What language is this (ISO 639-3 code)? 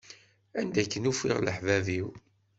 kab